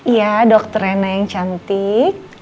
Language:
Indonesian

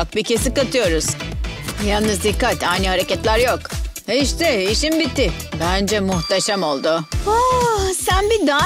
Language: Turkish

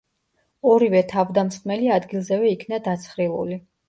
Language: Georgian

